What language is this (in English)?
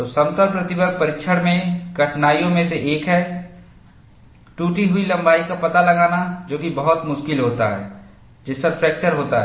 Hindi